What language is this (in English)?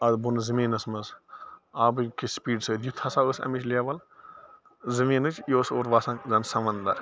Kashmiri